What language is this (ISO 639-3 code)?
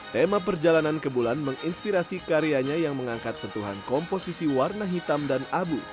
ind